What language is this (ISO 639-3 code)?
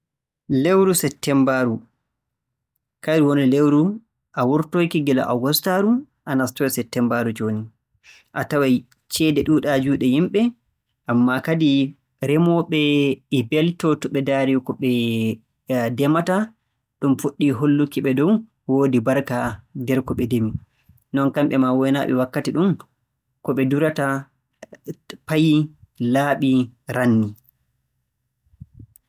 fue